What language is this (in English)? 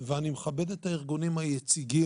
Hebrew